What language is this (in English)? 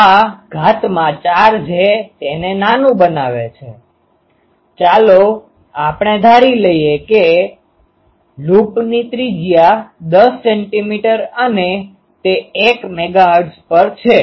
Gujarati